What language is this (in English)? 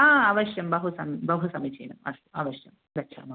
Sanskrit